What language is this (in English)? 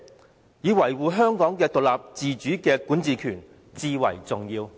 Cantonese